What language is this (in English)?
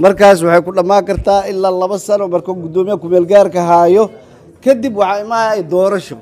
Arabic